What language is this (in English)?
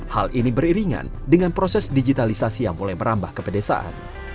Indonesian